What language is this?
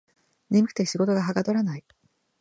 Japanese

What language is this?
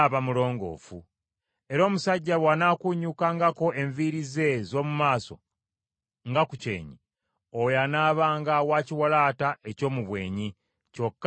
Ganda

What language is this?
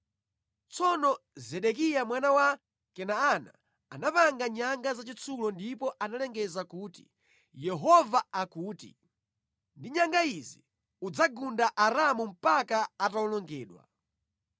Nyanja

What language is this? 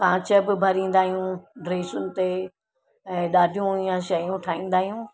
Sindhi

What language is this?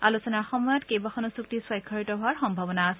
Assamese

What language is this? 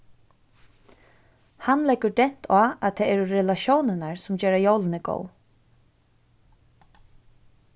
Faroese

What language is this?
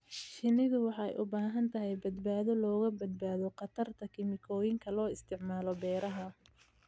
Somali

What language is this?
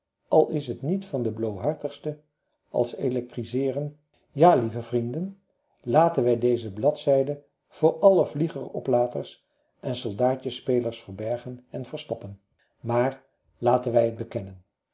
Dutch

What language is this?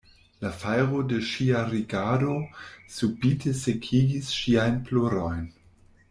Esperanto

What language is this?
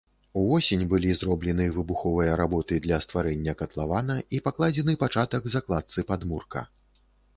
Belarusian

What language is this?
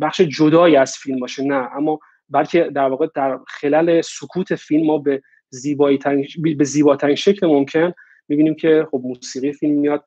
Persian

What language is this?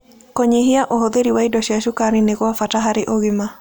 Kikuyu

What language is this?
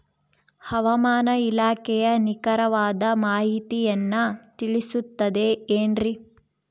Kannada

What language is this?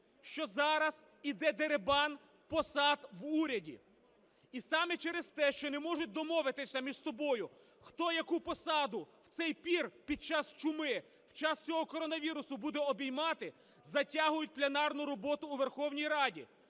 Ukrainian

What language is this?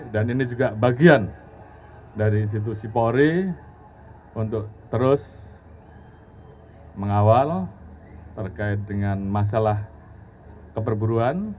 Indonesian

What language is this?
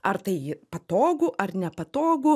Lithuanian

